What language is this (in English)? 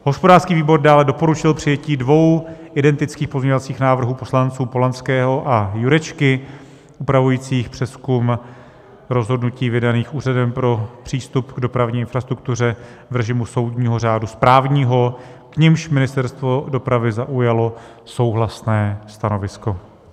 Czech